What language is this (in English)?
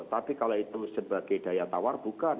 Indonesian